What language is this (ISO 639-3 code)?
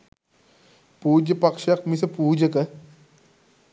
sin